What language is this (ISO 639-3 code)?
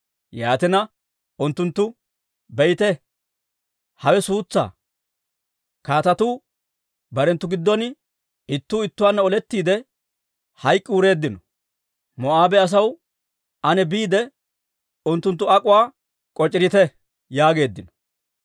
dwr